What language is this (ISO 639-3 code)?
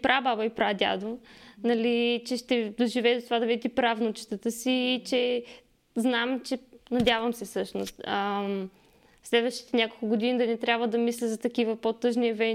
bul